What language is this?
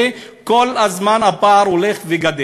Hebrew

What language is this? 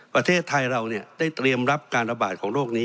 Thai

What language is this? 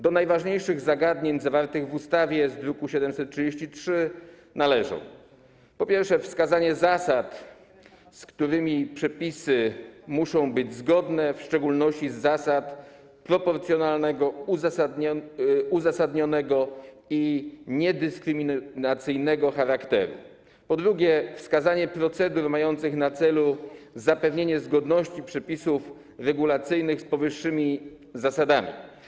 Polish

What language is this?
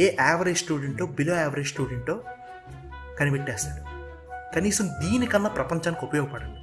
Telugu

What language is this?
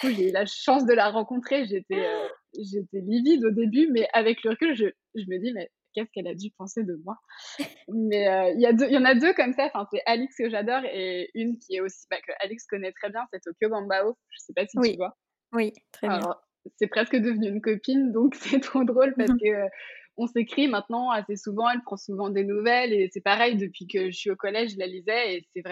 French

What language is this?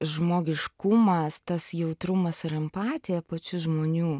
Lithuanian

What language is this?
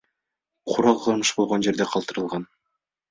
Kyrgyz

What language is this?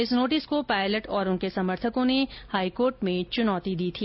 Hindi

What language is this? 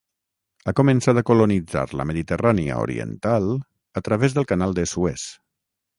Catalan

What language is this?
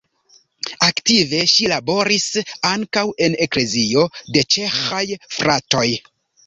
Esperanto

